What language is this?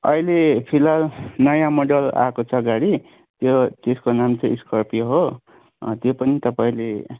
Nepali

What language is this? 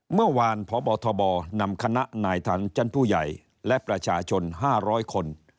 Thai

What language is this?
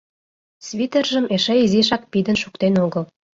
Mari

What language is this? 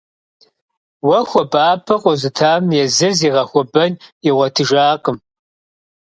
Kabardian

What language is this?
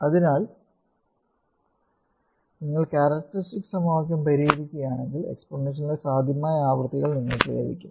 Malayalam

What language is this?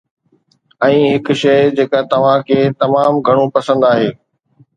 Sindhi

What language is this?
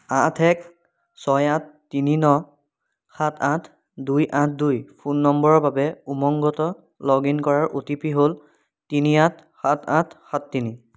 Assamese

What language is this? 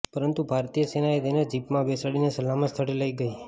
Gujarati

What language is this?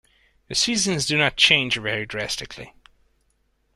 English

